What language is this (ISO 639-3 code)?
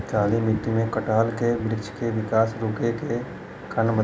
bho